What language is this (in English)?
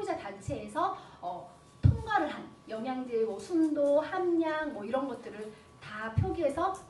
Korean